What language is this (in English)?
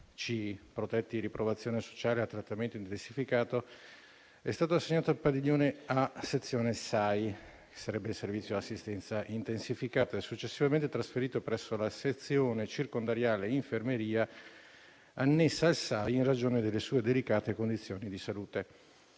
Italian